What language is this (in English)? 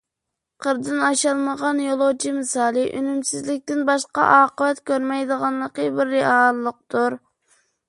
Uyghur